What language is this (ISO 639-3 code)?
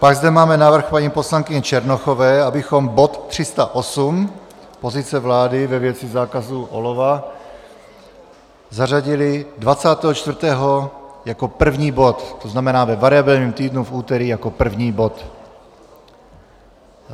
ces